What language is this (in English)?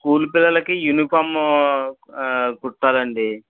Telugu